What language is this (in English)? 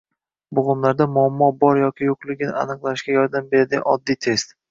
Uzbek